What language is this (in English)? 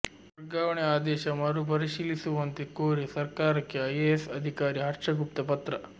Kannada